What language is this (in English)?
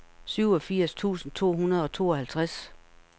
Danish